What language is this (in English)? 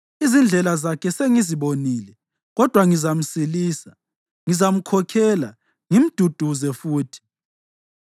North Ndebele